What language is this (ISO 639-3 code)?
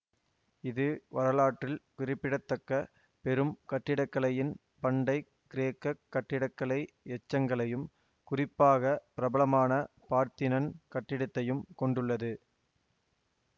tam